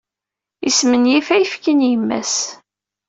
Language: Kabyle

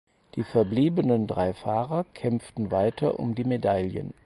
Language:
German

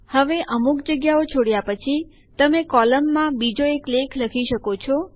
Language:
Gujarati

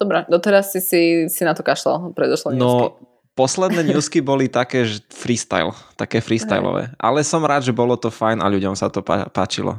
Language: Slovak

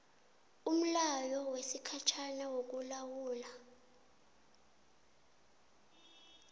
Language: South Ndebele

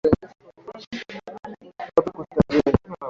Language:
Swahili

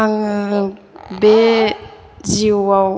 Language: Bodo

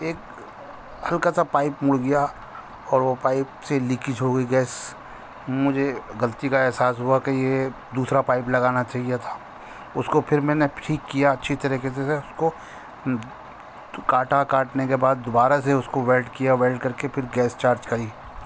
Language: Urdu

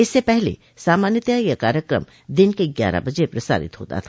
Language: Hindi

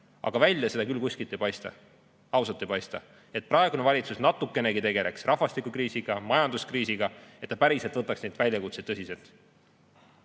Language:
Estonian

